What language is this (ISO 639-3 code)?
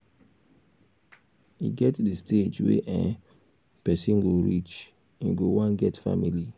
pcm